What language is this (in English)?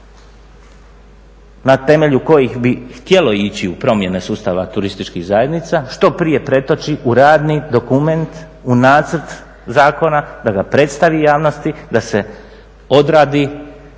Croatian